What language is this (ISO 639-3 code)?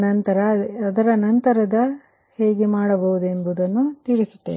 kan